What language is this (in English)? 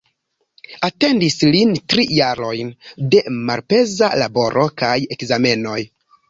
Esperanto